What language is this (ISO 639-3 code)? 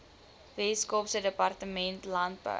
afr